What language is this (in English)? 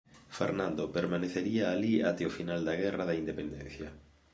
Galician